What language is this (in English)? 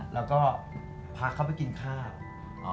Thai